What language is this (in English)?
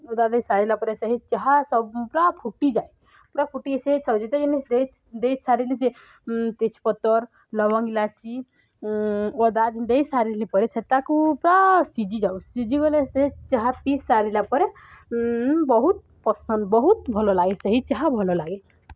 Odia